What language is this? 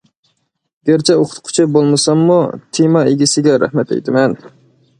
Uyghur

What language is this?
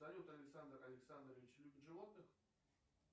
Russian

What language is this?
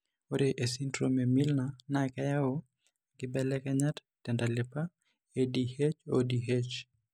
Masai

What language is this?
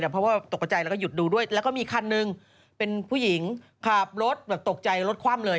Thai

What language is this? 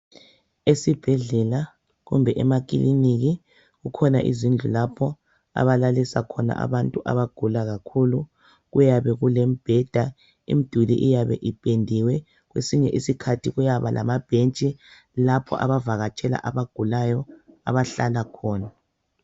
North Ndebele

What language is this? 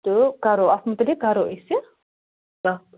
Kashmiri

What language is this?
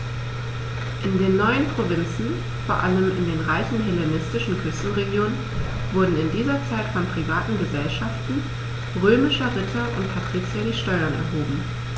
German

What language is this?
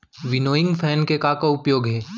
Chhattisgarhi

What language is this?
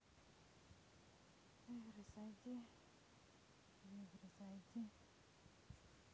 Russian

